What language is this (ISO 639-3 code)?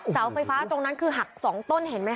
tha